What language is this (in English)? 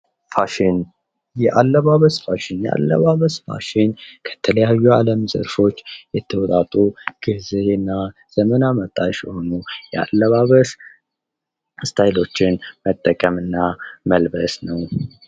Amharic